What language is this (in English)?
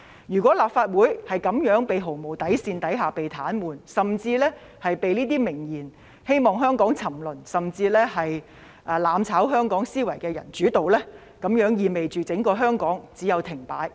Cantonese